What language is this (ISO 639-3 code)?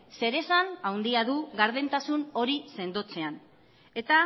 eus